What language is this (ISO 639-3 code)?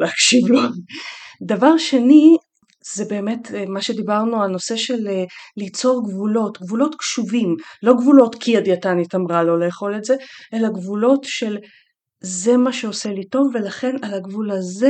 heb